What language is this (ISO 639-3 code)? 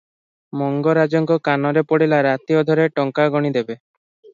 ori